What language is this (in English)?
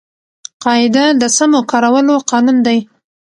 Pashto